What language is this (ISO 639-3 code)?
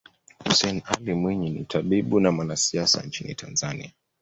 swa